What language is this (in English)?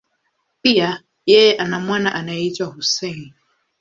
Swahili